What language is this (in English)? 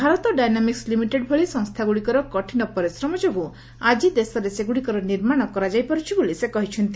Odia